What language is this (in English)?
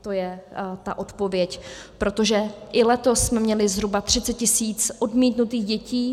Czech